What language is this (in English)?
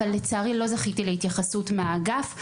Hebrew